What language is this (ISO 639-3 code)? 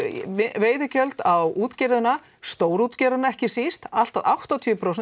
isl